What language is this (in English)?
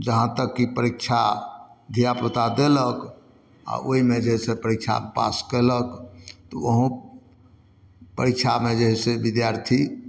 Maithili